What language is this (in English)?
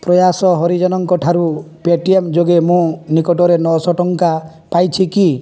Odia